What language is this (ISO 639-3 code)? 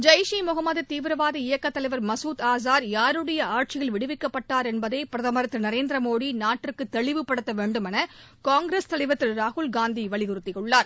tam